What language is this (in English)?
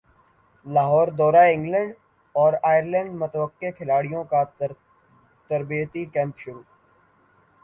Urdu